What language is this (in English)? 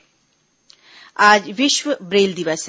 Hindi